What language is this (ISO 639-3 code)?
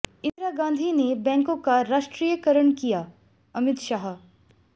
hin